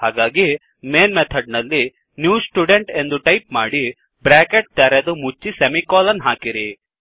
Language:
Kannada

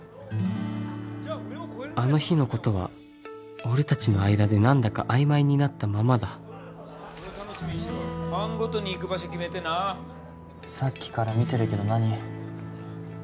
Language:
Japanese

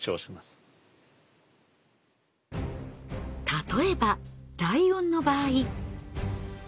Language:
Japanese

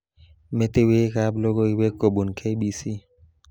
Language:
Kalenjin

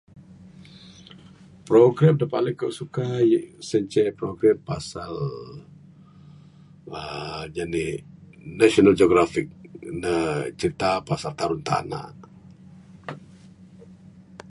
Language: Bukar-Sadung Bidayuh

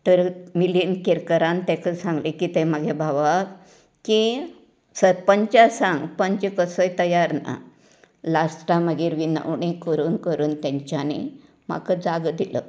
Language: Konkani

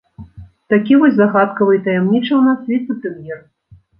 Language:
Belarusian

